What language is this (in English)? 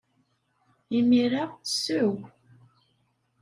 Kabyle